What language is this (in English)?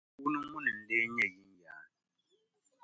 Dagbani